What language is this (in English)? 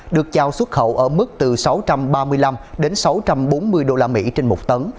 Vietnamese